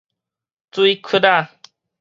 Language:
Min Nan Chinese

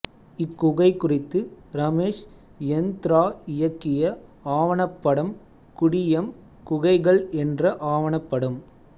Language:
Tamil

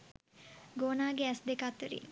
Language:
Sinhala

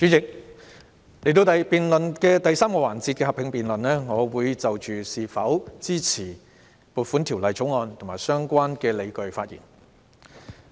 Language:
Cantonese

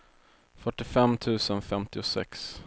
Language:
Swedish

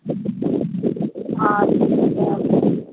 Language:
Maithili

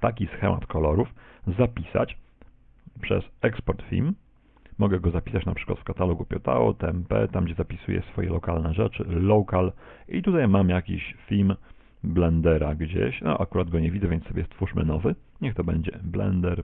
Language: Polish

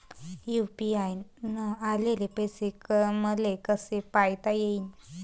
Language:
Marathi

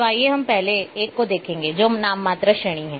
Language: Hindi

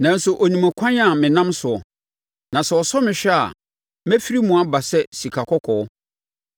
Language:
Akan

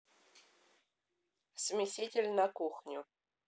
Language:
Russian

